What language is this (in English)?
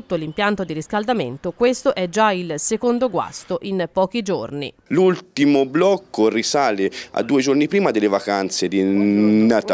Italian